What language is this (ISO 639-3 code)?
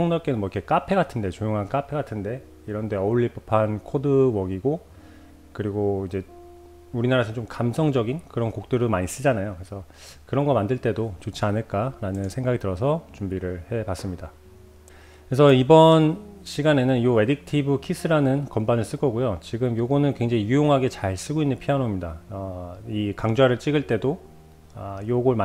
kor